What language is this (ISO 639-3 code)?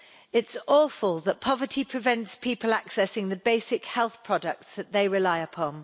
eng